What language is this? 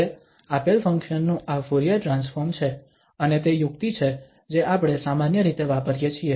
Gujarati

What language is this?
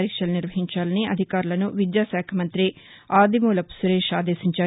Telugu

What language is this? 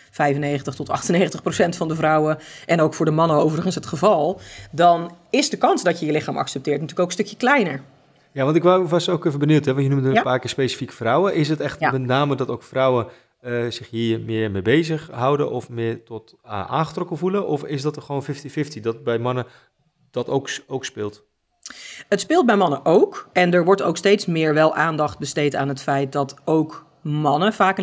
Dutch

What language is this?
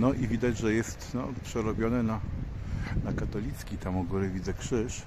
Polish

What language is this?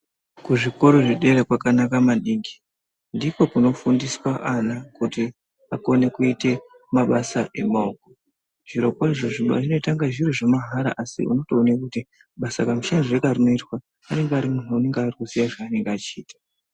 Ndau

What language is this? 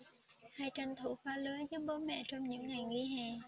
Vietnamese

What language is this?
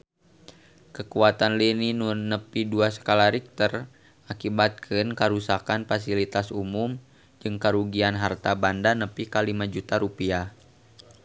Sundanese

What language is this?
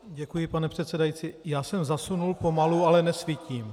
Czech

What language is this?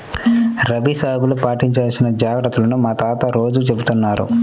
Telugu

